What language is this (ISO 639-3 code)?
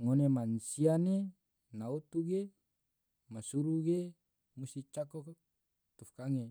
tvo